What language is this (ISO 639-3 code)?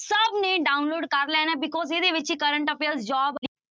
pan